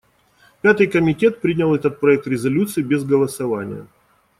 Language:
Russian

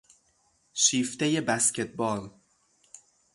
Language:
Persian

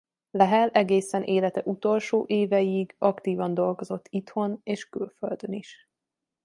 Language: Hungarian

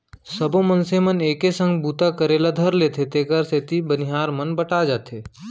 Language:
Chhattisgarhi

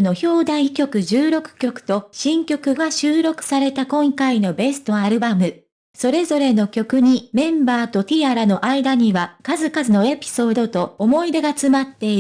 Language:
Japanese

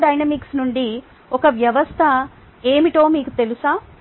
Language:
Telugu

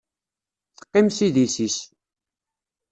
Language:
Kabyle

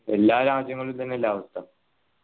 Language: Malayalam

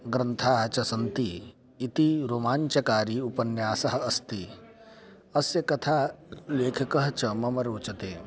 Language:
Sanskrit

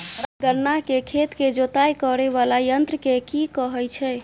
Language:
Maithili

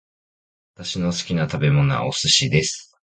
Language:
Japanese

